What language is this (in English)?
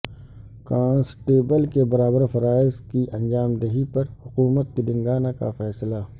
Urdu